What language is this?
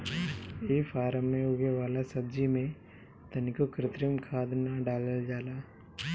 Bhojpuri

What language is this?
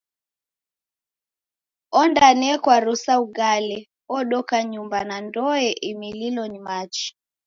Taita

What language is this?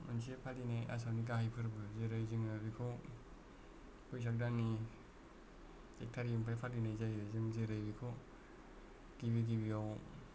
Bodo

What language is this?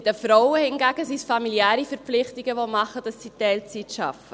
Swiss German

